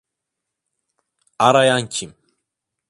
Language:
Turkish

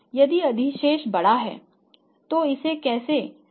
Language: Hindi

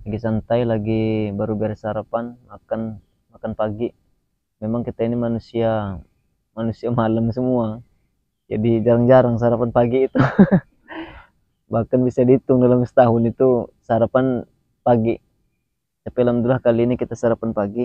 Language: Indonesian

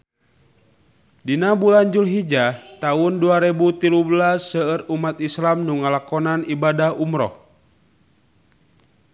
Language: Sundanese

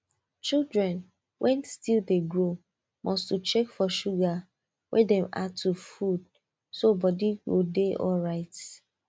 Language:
Nigerian Pidgin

